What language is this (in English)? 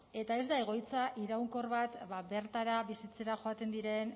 Basque